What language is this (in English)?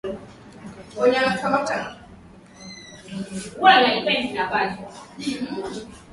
Swahili